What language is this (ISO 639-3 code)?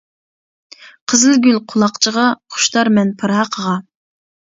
uig